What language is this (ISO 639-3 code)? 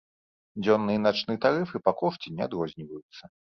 bel